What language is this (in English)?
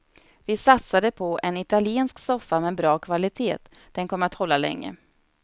Swedish